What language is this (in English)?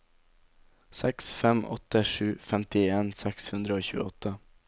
Norwegian